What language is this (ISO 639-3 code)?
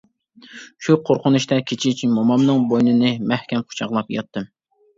uig